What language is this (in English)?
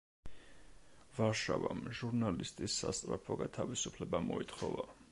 Georgian